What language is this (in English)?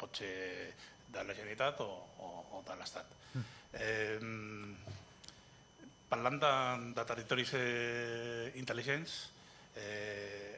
Catalan